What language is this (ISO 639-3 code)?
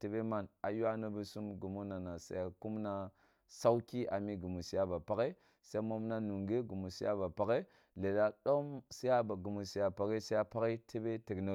bbu